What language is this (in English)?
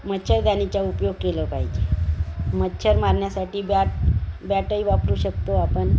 Marathi